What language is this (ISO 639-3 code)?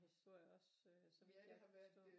dan